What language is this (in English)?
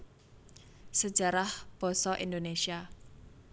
Javanese